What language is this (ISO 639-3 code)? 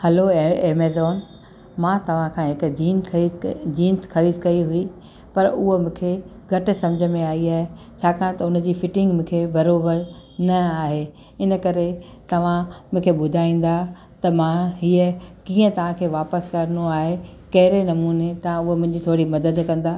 snd